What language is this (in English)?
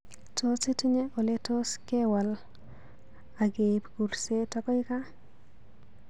Kalenjin